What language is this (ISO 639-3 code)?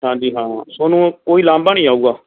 pan